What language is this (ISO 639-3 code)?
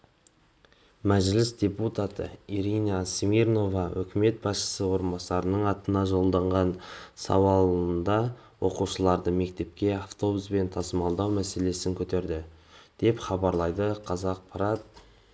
kaz